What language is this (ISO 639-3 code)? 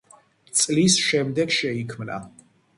kat